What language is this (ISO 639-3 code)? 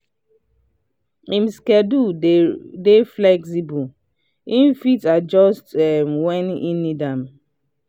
pcm